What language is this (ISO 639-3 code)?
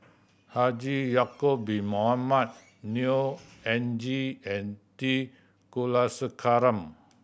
eng